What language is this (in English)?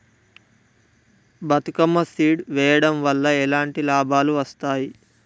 Telugu